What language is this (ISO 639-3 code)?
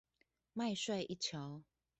zho